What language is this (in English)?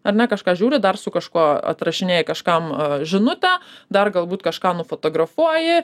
Lithuanian